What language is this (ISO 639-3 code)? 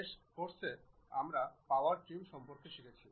ben